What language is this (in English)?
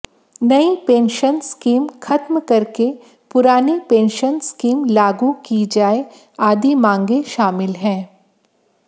Hindi